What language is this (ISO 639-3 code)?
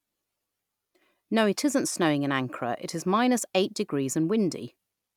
eng